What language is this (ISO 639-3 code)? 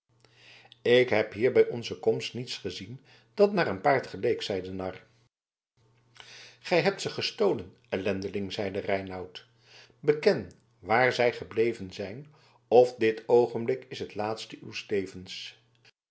nld